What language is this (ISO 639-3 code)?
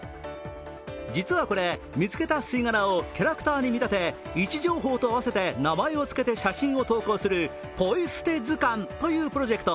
jpn